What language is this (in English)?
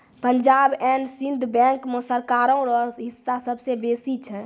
Maithili